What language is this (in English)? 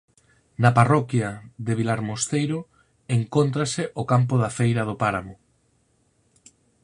Galician